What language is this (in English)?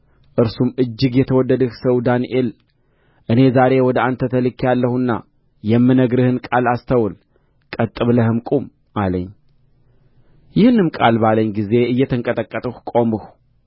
Amharic